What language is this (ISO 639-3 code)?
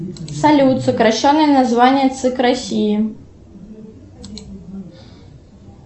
rus